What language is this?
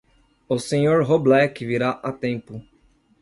Portuguese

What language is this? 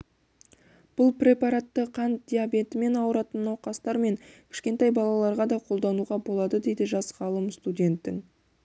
Kazakh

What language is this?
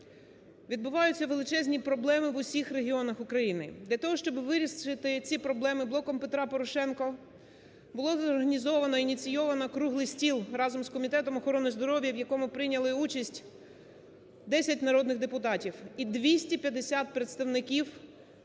Ukrainian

